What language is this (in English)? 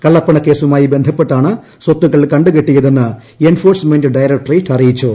Malayalam